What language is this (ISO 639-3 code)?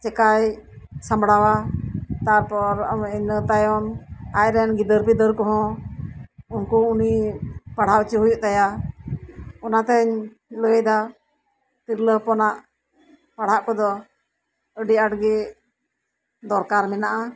sat